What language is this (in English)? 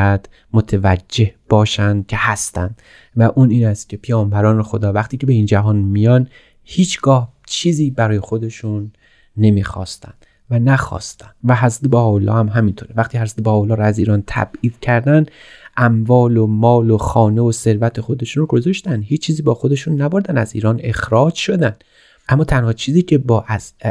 Persian